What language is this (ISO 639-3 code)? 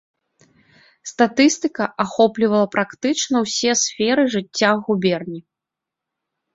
bel